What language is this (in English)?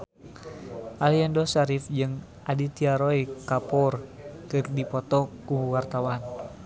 Sundanese